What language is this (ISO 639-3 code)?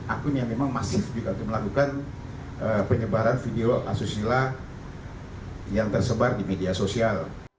ind